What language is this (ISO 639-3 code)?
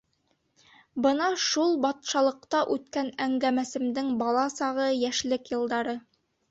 bak